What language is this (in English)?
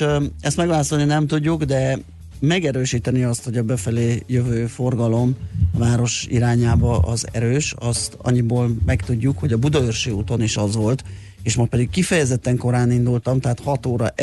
Hungarian